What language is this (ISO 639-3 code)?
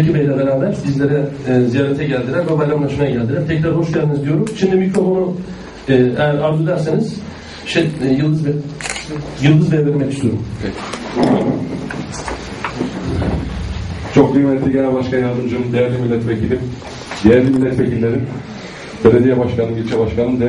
tur